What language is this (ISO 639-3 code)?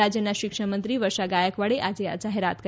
guj